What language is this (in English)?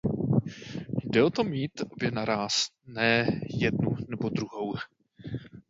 Czech